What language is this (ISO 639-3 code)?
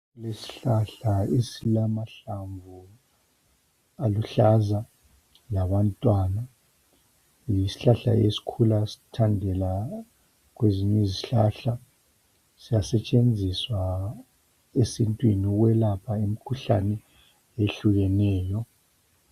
nde